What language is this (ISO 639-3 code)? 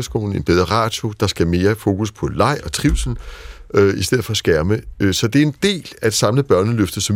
dan